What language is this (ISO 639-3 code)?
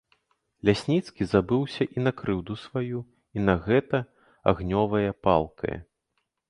bel